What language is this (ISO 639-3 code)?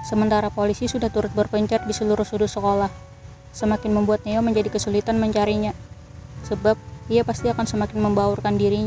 ind